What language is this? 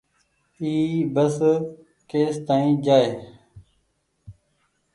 Goaria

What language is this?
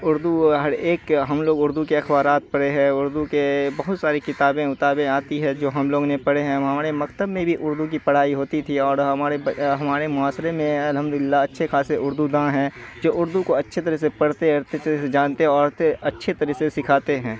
Urdu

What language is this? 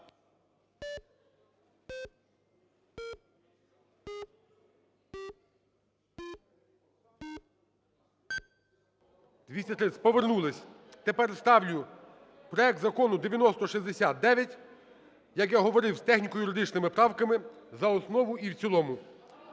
Ukrainian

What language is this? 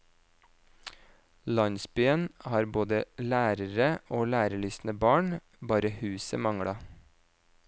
Norwegian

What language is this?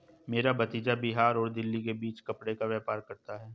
Hindi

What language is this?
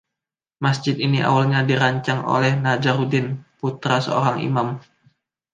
Indonesian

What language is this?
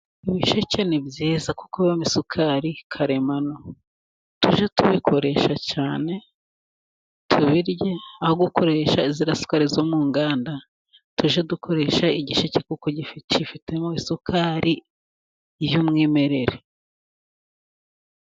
Kinyarwanda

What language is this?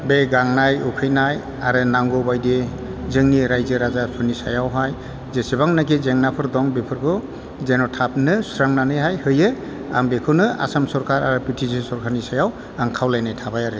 Bodo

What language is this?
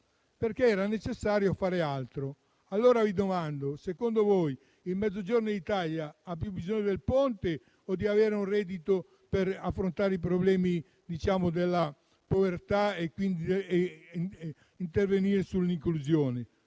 Italian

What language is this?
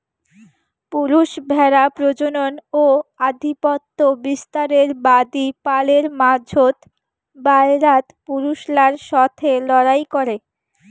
Bangla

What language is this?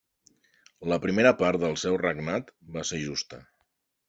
Catalan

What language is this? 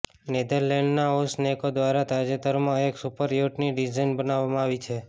Gujarati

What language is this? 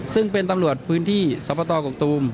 Thai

